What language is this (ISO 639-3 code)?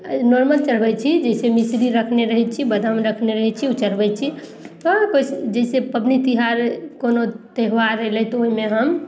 mai